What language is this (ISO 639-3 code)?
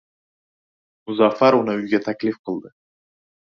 uzb